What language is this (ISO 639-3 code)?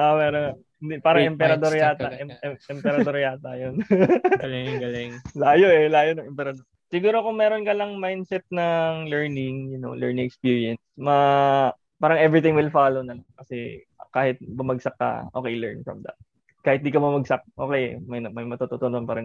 fil